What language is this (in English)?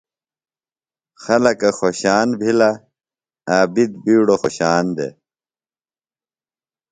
Phalura